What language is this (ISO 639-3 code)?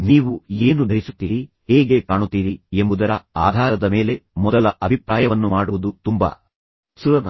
kan